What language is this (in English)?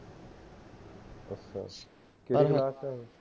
Punjabi